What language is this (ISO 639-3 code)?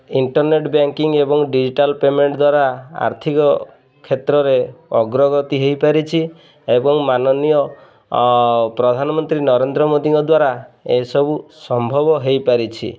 ori